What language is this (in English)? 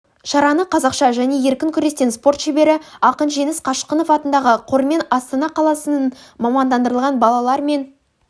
Kazakh